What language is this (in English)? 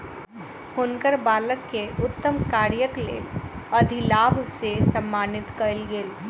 Maithili